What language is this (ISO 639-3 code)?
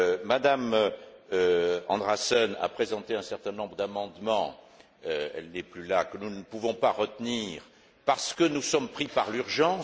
fra